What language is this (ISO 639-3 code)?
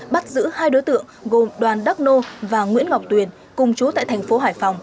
vie